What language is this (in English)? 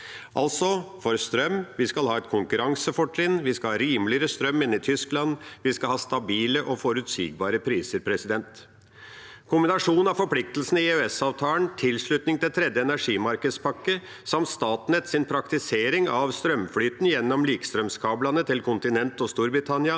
Norwegian